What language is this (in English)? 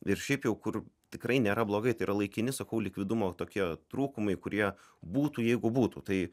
Lithuanian